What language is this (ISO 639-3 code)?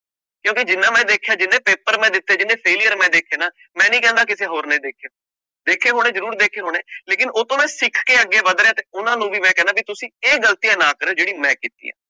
pan